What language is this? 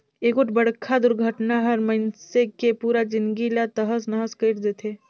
Chhattisgarhi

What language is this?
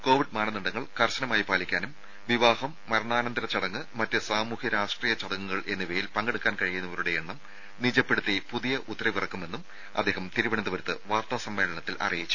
Malayalam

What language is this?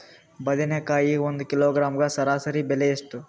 Kannada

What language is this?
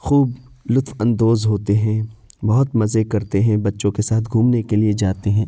Urdu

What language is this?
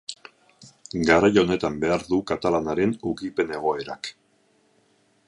Basque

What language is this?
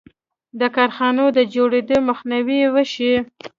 Pashto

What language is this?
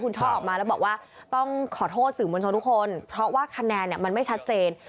Thai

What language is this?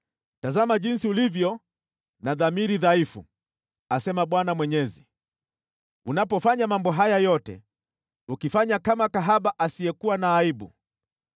Swahili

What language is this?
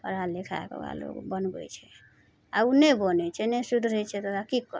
Maithili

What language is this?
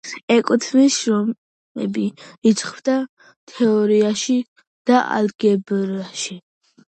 Georgian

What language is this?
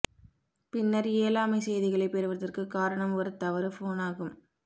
Tamil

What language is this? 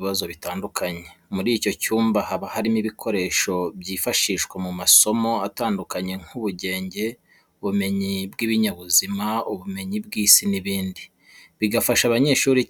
Kinyarwanda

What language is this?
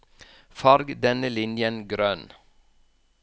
Norwegian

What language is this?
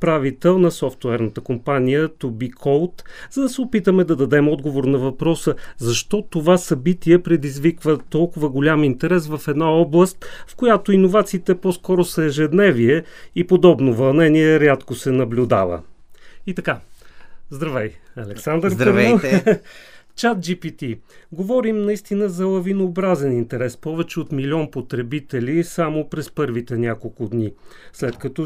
Bulgarian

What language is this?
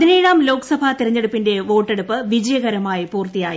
Malayalam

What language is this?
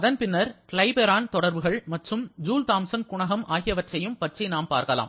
Tamil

